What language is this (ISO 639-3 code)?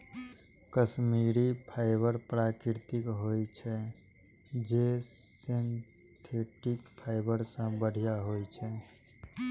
mai